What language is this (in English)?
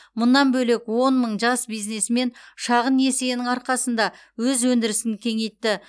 Kazakh